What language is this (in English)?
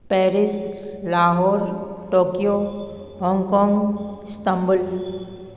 Sindhi